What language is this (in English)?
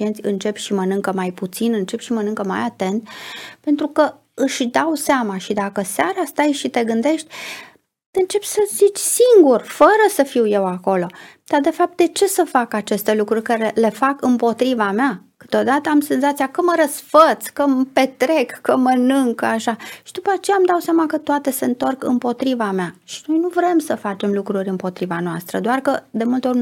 Romanian